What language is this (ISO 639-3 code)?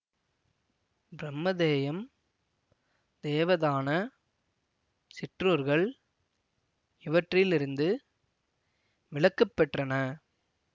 tam